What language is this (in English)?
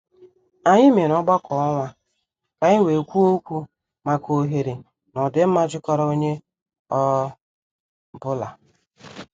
Igbo